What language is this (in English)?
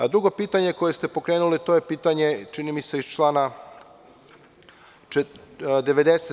Serbian